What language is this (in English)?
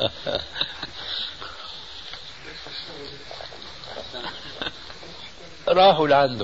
Arabic